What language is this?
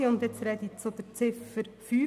Swiss German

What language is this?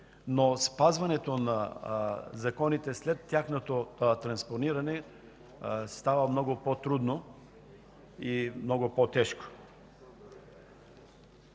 Bulgarian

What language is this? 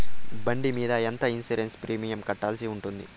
Telugu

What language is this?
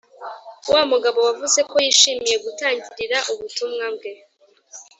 Kinyarwanda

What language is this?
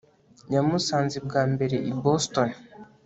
Kinyarwanda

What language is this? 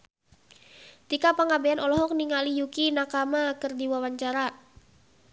Sundanese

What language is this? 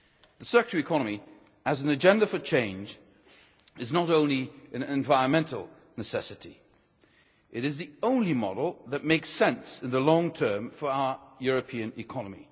English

